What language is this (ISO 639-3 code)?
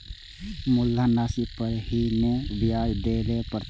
mai